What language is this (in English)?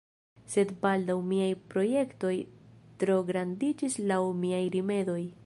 Esperanto